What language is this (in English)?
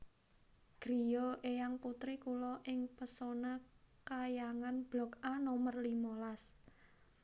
Javanese